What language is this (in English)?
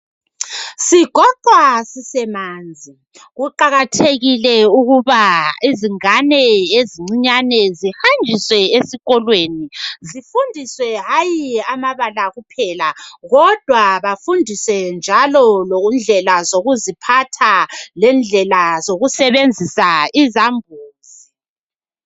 North Ndebele